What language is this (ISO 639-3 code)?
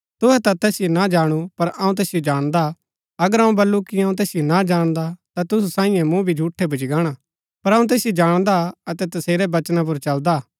gbk